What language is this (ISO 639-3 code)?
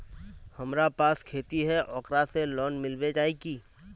mag